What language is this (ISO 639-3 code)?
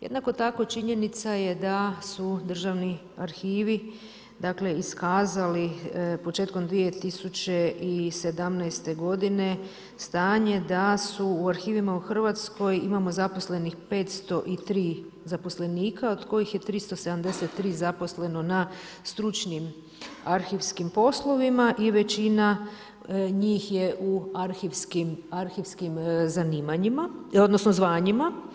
hrv